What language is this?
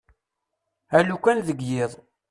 Kabyle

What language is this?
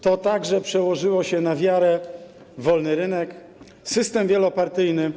Polish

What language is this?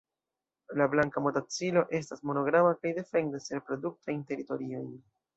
Esperanto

